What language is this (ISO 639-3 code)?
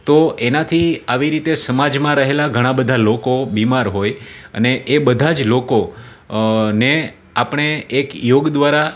guj